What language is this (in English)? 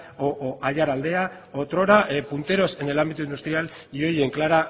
Spanish